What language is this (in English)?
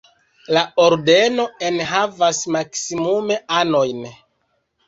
Esperanto